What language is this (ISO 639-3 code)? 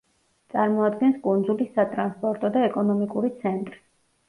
kat